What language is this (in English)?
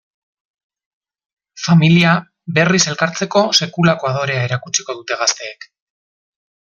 Basque